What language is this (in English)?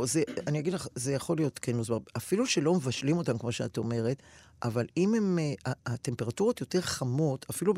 Hebrew